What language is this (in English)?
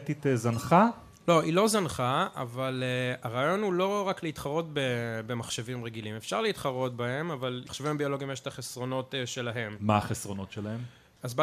Hebrew